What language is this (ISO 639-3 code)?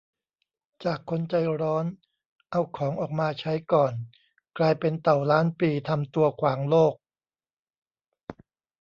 tha